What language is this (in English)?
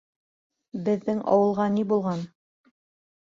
Bashkir